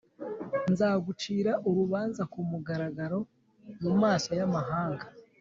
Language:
Kinyarwanda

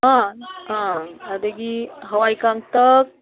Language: Manipuri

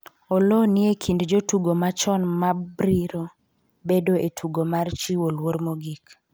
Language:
Luo (Kenya and Tanzania)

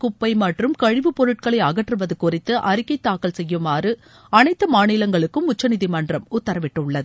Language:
Tamil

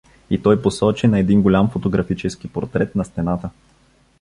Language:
Bulgarian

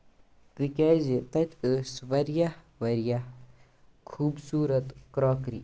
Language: Kashmiri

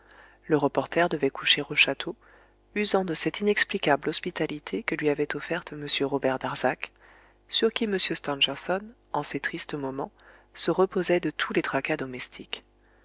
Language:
French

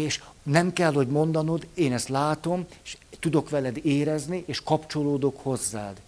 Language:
Hungarian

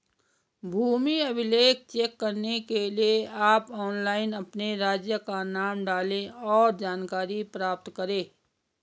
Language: Hindi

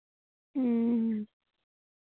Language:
Santali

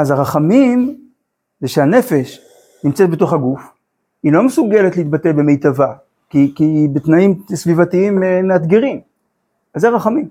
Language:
Hebrew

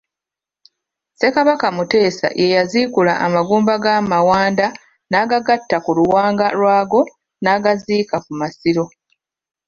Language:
Ganda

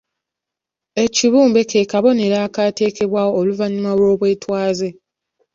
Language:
Ganda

